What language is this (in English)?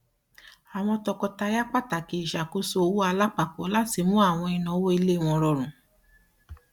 Yoruba